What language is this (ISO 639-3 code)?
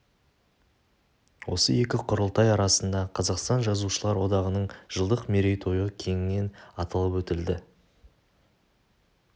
kaz